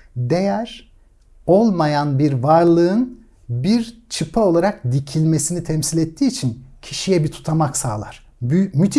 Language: Turkish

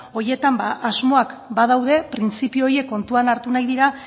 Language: Basque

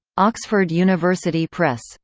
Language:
English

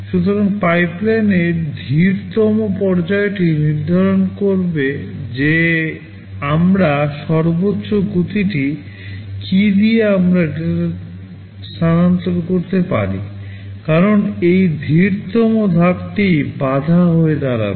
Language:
Bangla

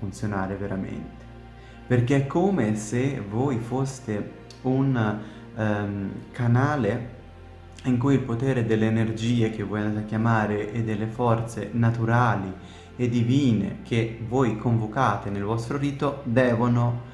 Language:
Italian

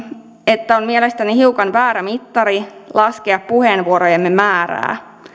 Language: Finnish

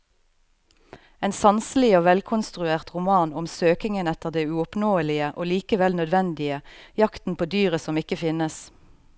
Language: Norwegian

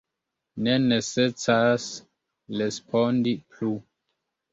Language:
Esperanto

